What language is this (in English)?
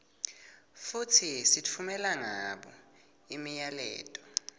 Swati